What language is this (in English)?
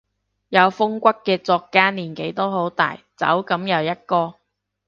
Cantonese